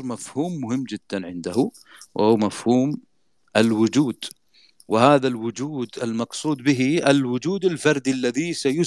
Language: Arabic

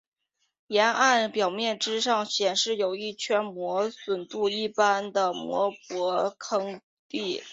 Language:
Chinese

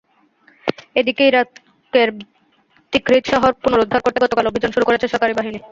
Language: Bangla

